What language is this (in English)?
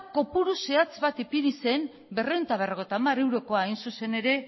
Basque